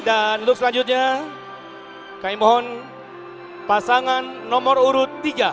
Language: Indonesian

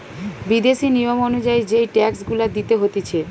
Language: Bangla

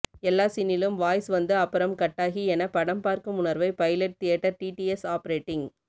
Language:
Tamil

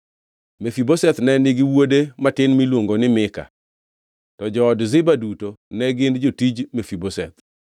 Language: Luo (Kenya and Tanzania)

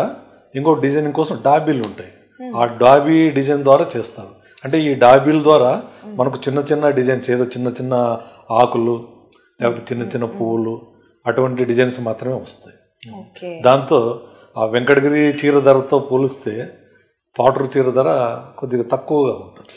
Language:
Telugu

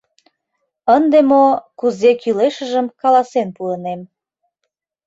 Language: Mari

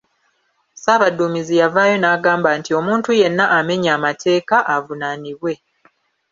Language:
Ganda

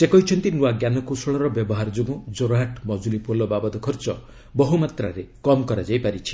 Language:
Odia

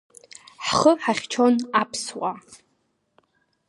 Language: Abkhazian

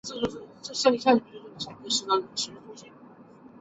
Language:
Chinese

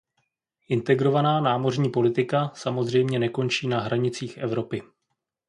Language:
Czech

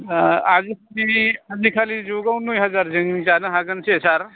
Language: Bodo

